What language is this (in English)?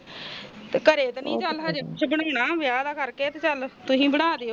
Punjabi